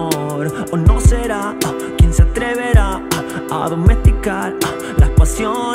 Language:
Italian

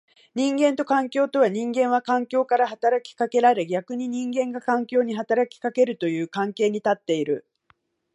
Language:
Japanese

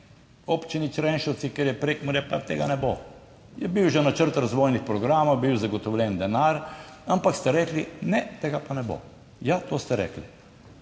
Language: Slovenian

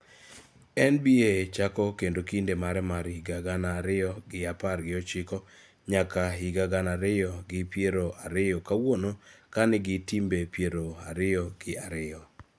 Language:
Luo (Kenya and Tanzania)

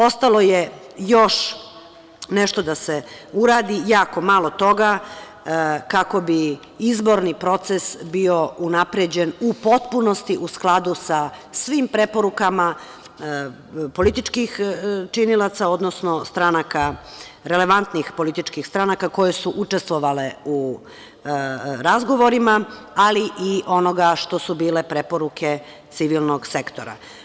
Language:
Serbian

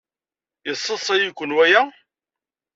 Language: Kabyle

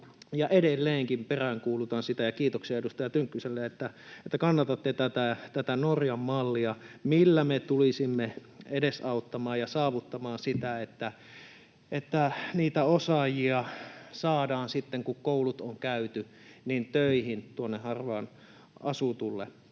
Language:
Finnish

